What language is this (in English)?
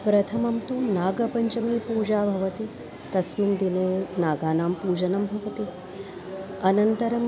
Sanskrit